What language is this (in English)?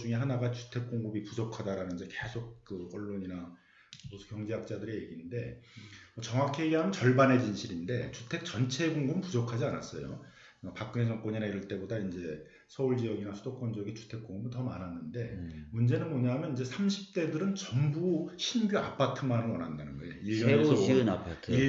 Korean